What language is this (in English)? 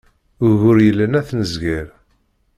Kabyle